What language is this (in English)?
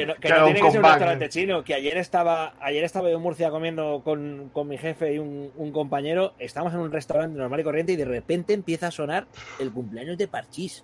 Spanish